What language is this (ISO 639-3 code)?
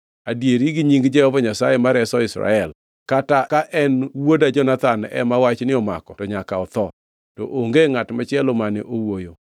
luo